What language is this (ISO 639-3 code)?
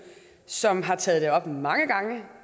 dan